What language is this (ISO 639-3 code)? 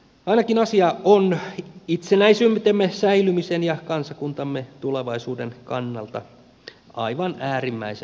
fin